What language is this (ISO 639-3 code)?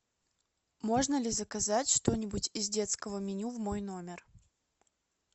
rus